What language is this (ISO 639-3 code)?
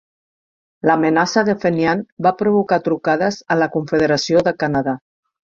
cat